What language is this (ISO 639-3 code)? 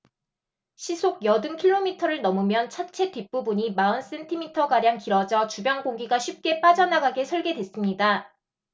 kor